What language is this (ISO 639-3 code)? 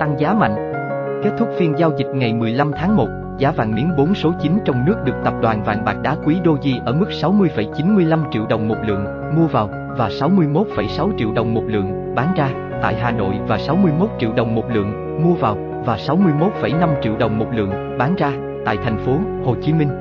vie